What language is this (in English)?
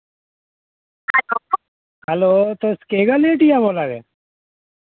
Dogri